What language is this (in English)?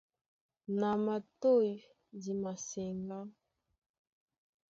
Duala